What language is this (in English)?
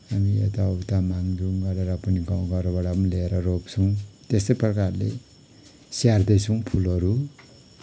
Nepali